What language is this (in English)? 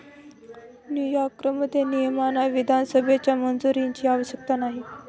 Marathi